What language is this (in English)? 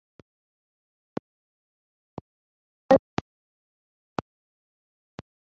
Kinyarwanda